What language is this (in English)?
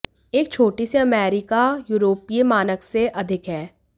Hindi